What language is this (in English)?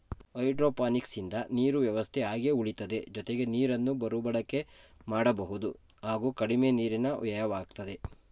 Kannada